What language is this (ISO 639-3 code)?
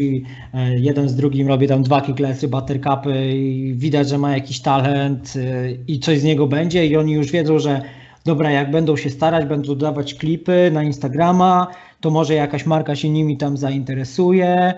pol